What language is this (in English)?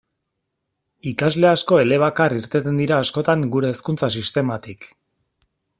Basque